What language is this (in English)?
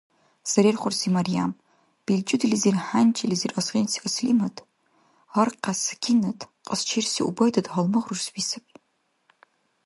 Dargwa